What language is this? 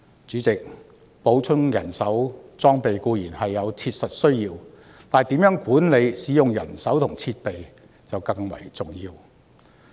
Cantonese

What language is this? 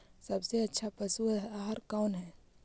Magahi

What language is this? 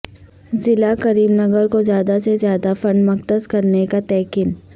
Urdu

